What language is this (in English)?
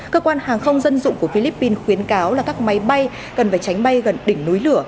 Vietnamese